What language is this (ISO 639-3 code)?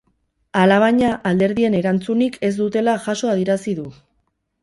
eus